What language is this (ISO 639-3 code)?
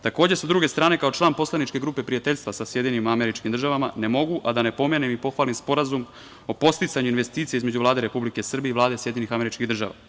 srp